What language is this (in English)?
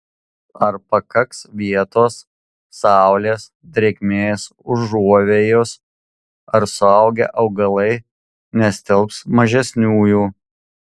Lithuanian